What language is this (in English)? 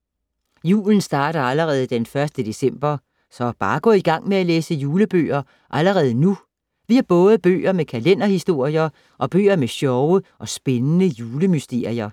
Danish